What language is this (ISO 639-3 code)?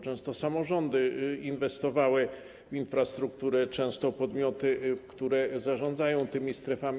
pol